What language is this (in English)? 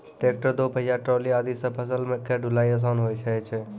Maithili